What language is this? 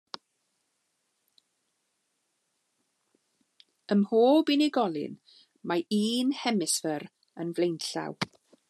Welsh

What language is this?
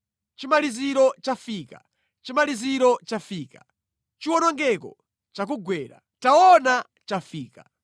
Nyanja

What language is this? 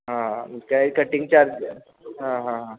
Marathi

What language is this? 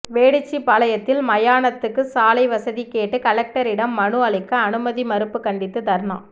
Tamil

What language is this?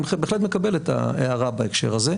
Hebrew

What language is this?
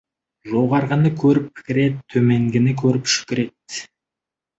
Kazakh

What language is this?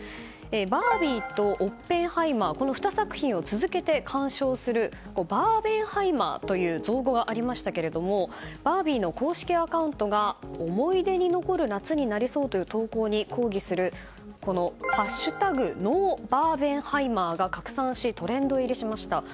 Japanese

